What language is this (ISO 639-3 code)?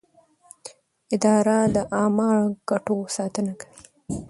pus